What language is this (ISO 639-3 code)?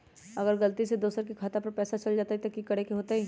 mag